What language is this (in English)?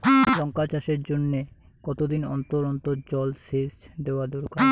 Bangla